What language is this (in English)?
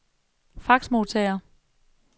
Danish